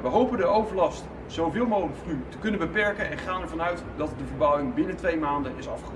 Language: Dutch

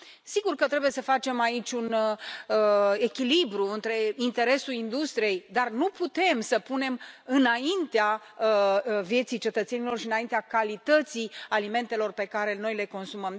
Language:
Romanian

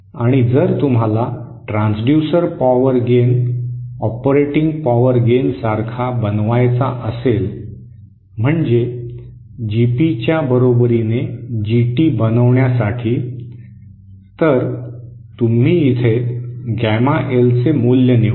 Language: Marathi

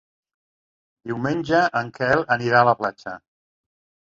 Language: Catalan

